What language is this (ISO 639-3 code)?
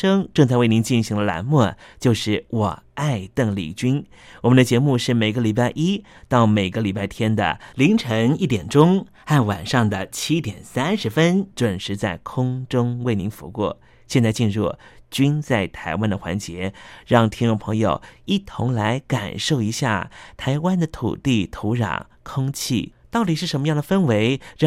zho